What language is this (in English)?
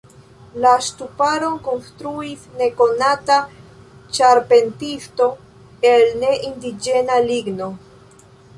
Esperanto